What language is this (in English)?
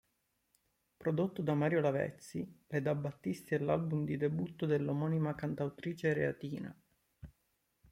Italian